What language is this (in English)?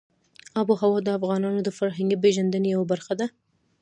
Pashto